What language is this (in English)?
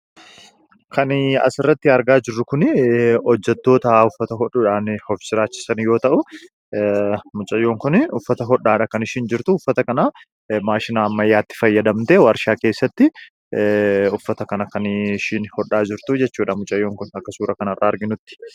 Oromo